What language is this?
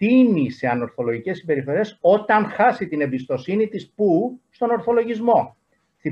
Greek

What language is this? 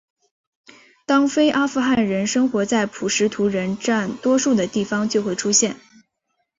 Chinese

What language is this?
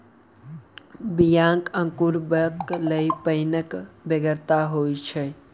Maithili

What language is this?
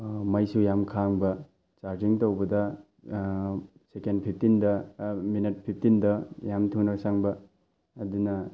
Manipuri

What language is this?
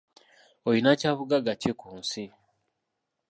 Ganda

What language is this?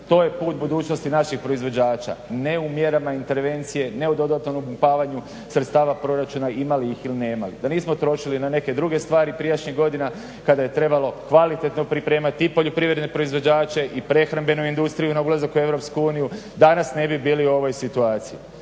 Croatian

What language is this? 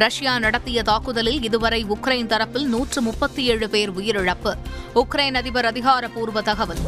Tamil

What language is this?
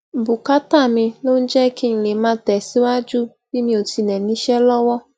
Yoruba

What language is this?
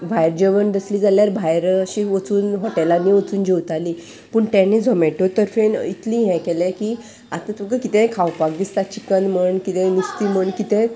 Konkani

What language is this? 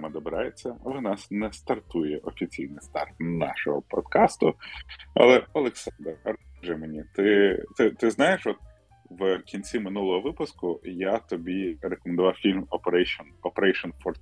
Ukrainian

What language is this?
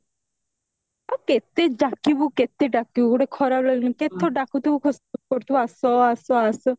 Odia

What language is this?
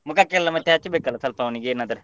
Kannada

